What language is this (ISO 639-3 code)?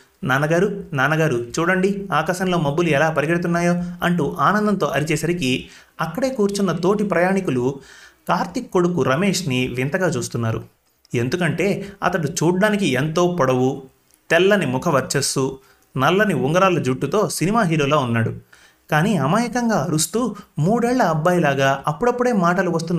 tel